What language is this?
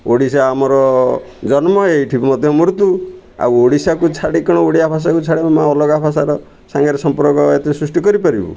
Odia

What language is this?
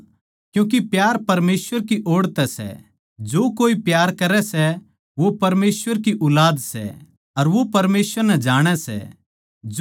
Haryanvi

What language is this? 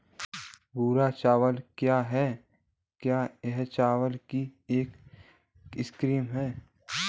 Hindi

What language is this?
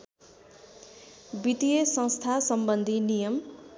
Nepali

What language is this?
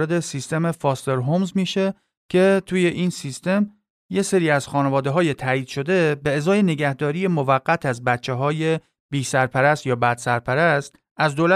Persian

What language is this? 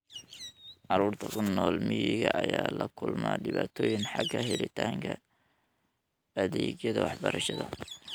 Somali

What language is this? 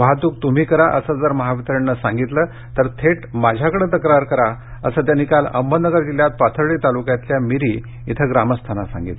Marathi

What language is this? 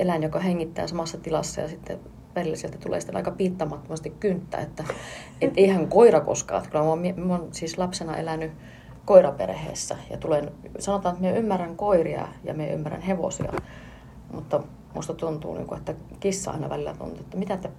Finnish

